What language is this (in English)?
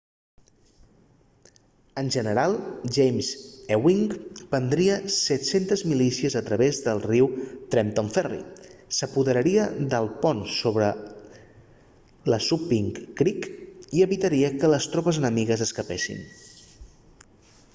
Catalan